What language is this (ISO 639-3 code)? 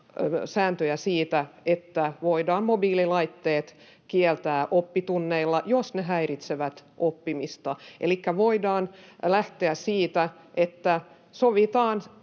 fin